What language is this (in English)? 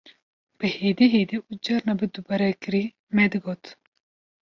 Kurdish